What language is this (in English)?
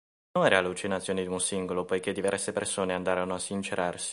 Italian